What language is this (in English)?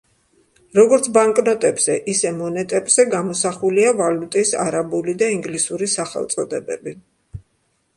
Georgian